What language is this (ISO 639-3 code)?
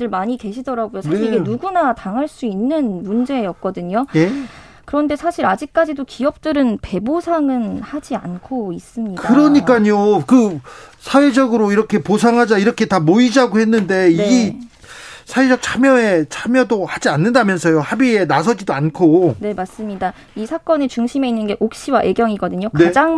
kor